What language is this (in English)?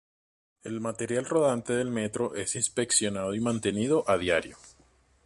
Spanish